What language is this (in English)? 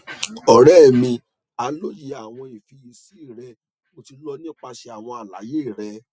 Yoruba